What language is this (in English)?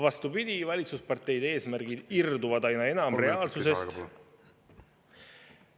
Estonian